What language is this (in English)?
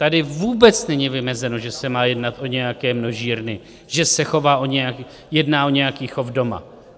Czech